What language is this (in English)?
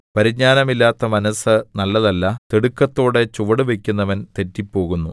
Malayalam